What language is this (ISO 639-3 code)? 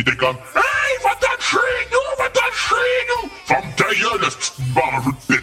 fra